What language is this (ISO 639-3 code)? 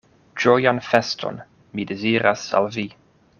epo